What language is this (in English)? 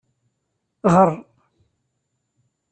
Kabyle